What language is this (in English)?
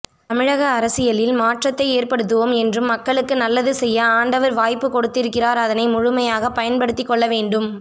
Tamil